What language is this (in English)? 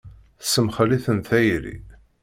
Kabyle